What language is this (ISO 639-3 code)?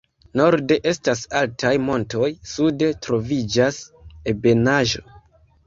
epo